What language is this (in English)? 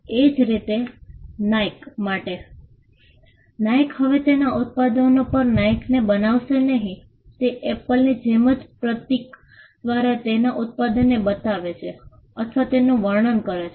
Gujarati